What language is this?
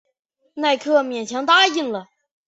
Chinese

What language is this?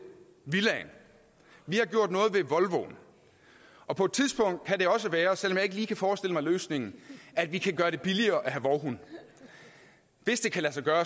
Danish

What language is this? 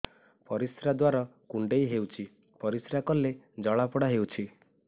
Odia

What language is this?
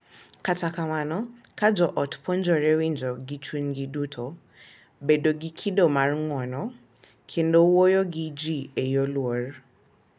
Luo (Kenya and Tanzania)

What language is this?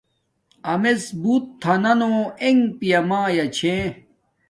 Domaaki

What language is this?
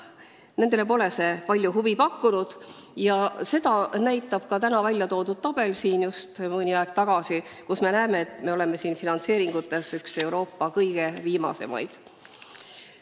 Estonian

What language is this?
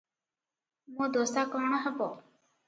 Odia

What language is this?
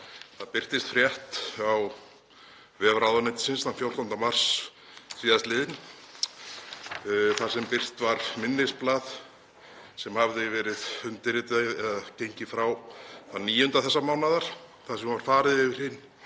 Icelandic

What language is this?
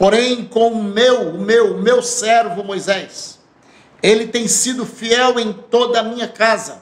Portuguese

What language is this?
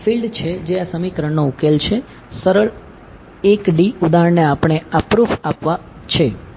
Gujarati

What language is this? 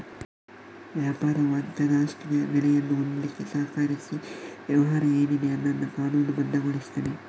Kannada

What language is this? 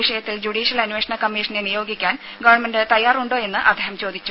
Malayalam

